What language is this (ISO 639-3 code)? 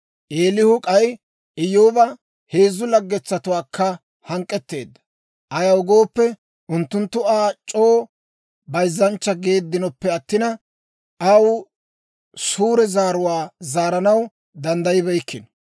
dwr